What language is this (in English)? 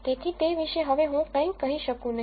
Gujarati